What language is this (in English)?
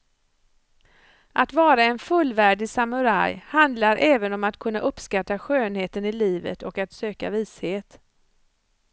Swedish